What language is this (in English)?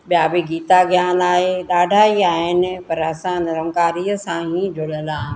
Sindhi